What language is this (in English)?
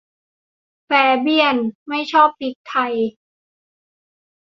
Thai